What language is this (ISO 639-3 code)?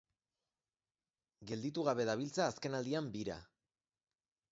eus